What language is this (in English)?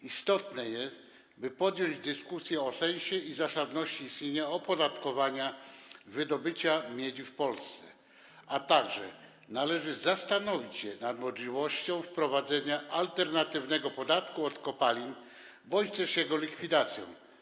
Polish